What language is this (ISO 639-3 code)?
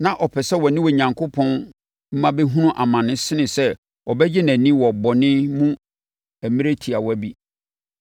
aka